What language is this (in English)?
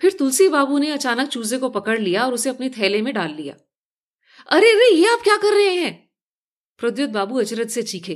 Hindi